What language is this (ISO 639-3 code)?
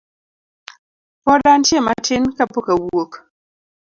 luo